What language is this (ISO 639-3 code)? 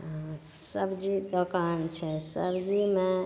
mai